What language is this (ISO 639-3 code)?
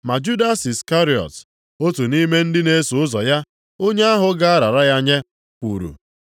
ibo